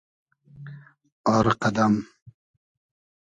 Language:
Hazaragi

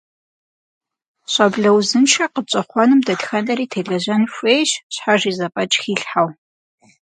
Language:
Kabardian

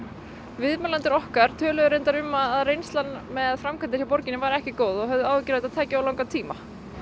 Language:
Icelandic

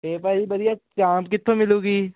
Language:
Punjabi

